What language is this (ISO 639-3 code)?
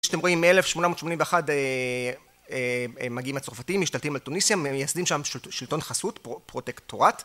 heb